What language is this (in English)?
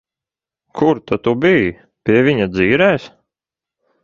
Latvian